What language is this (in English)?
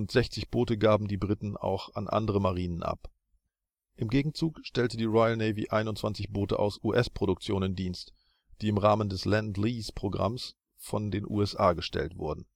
German